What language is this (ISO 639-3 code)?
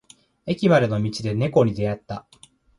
jpn